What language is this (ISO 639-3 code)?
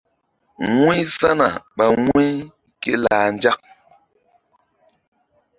mdd